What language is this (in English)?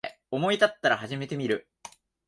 Japanese